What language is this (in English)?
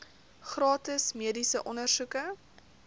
Afrikaans